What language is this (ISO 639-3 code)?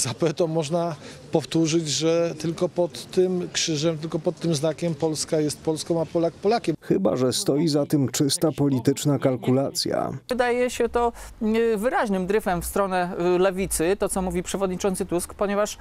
pol